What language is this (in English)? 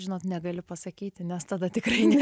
Lithuanian